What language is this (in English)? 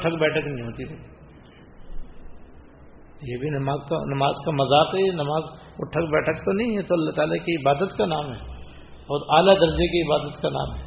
Urdu